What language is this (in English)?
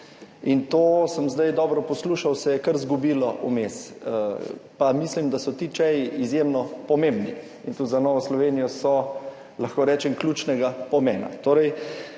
Slovenian